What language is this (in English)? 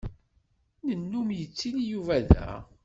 Kabyle